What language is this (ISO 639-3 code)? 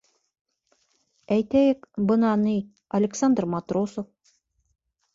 bak